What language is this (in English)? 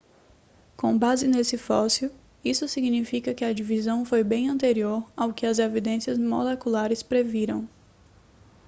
Portuguese